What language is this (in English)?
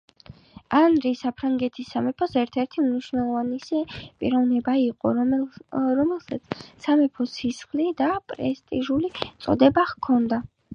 Georgian